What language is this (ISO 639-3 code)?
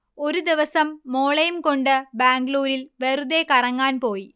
mal